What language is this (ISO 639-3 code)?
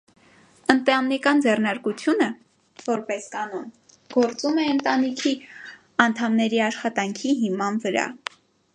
hye